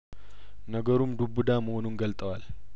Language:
Amharic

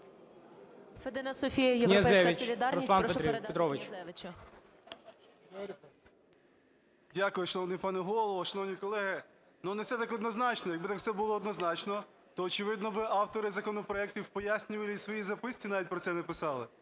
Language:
Ukrainian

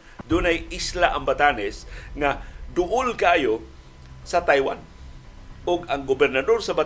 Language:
Filipino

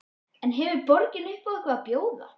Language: Icelandic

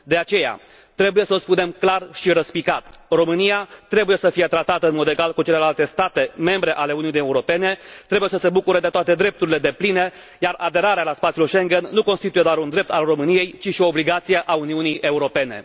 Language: Romanian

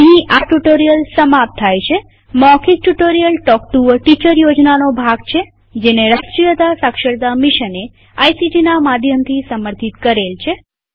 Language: Gujarati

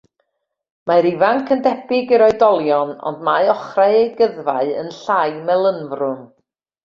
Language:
Welsh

